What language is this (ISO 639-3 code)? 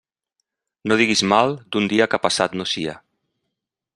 cat